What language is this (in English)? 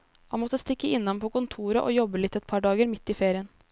Norwegian